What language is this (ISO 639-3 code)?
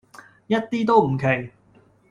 yue